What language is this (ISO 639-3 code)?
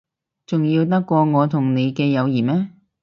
yue